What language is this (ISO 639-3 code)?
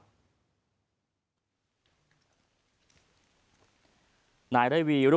tha